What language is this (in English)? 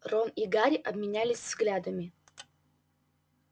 Russian